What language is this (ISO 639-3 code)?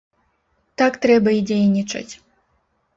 bel